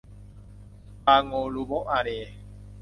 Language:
Thai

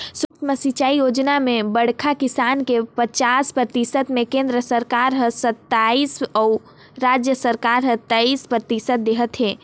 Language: Chhattisgarhi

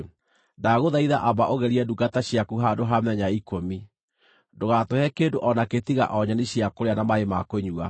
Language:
Kikuyu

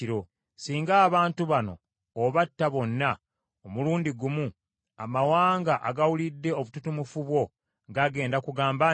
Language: Ganda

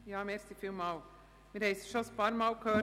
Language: Swiss German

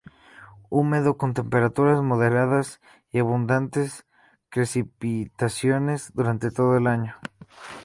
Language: Spanish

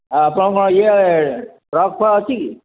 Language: Odia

